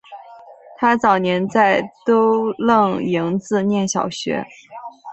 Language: Chinese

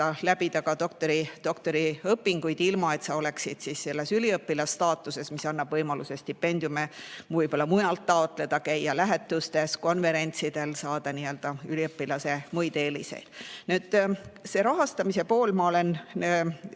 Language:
Estonian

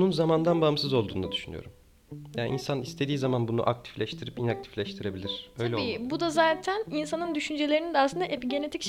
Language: Turkish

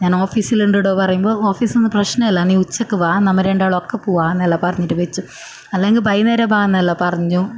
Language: Malayalam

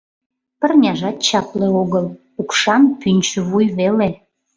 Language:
Mari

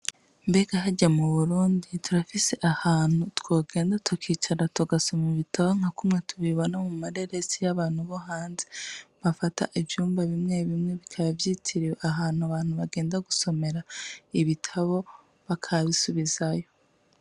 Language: Rundi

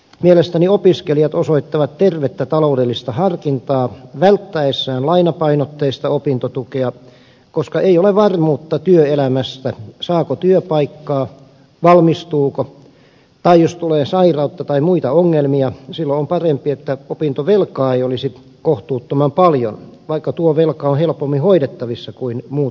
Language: Finnish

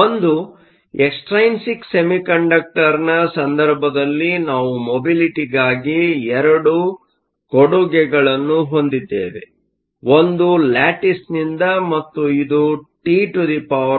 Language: Kannada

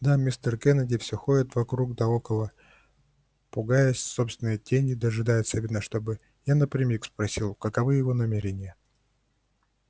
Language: Russian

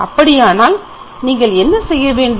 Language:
Tamil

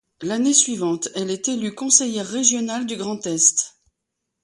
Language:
French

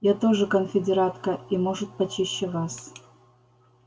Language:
Russian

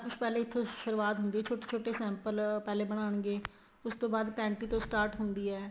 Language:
Punjabi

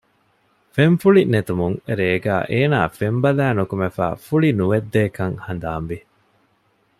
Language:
Divehi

